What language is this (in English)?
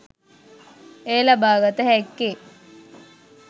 Sinhala